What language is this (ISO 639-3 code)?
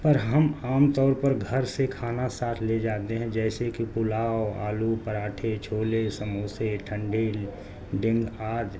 urd